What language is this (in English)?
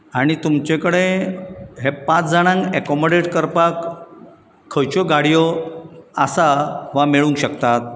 Konkani